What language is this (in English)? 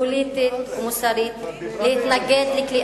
Hebrew